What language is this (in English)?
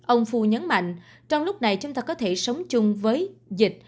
Vietnamese